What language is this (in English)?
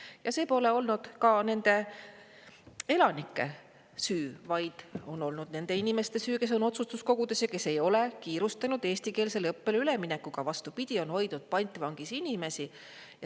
Estonian